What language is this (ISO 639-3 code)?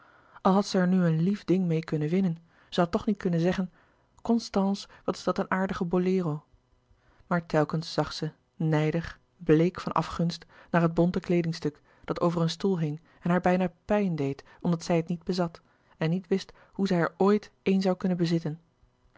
nld